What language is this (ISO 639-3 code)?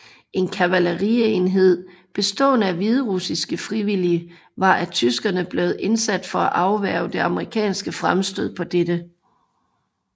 dan